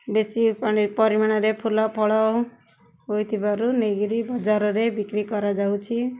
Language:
Odia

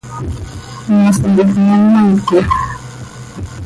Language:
Seri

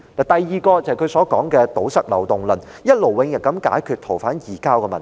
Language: Cantonese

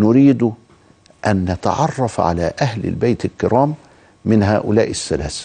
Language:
Arabic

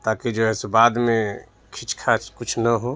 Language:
Urdu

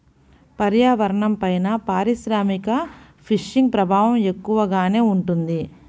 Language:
Telugu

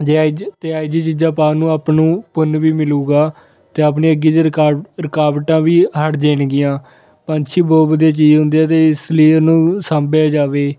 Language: Punjabi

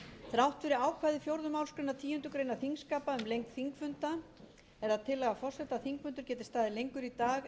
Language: Icelandic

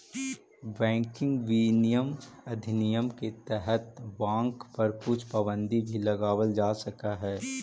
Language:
Magahi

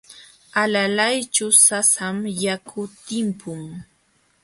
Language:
Jauja Wanca Quechua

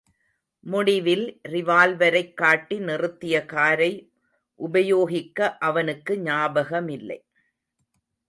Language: Tamil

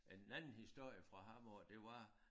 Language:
Danish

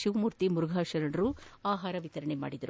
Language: Kannada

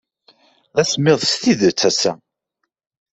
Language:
Kabyle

